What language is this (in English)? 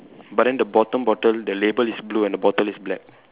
English